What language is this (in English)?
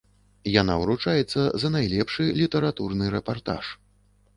Belarusian